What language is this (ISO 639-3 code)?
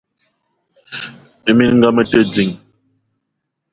eto